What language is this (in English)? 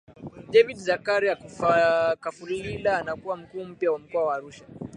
Swahili